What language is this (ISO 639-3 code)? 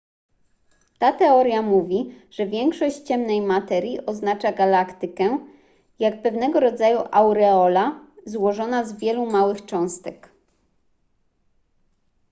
pol